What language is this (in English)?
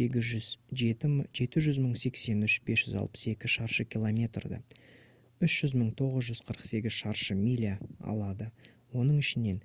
Kazakh